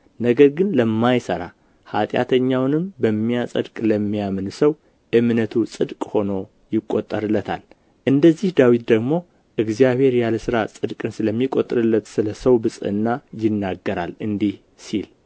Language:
Amharic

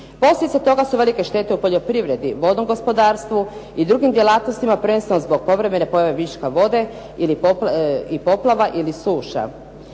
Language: Croatian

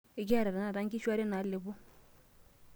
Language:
Masai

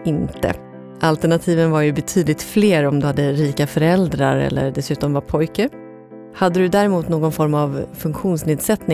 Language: Swedish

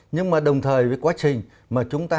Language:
Vietnamese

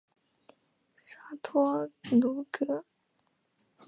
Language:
Chinese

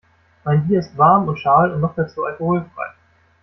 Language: German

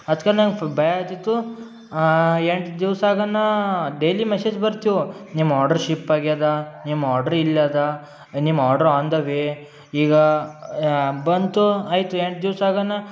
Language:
Kannada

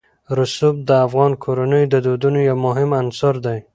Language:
Pashto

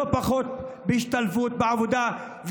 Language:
Hebrew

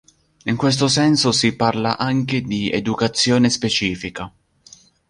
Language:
Italian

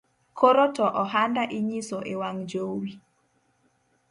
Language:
Luo (Kenya and Tanzania)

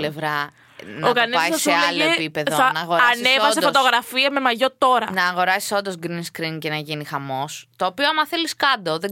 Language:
Greek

